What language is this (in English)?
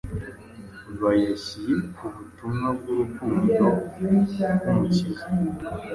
Kinyarwanda